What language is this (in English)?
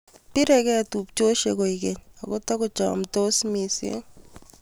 Kalenjin